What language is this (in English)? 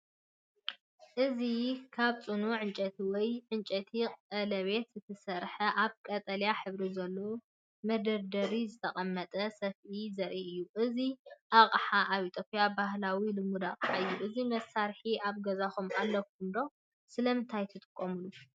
Tigrinya